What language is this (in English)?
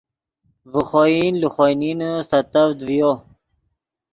Yidgha